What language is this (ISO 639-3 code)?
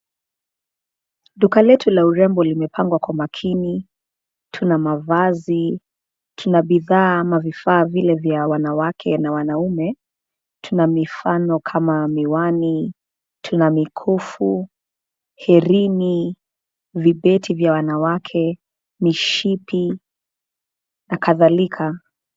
swa